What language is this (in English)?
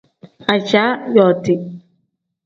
Tem